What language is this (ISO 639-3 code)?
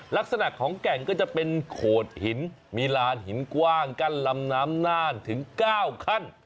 tha